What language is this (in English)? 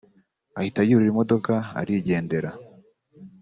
Kinyarwanda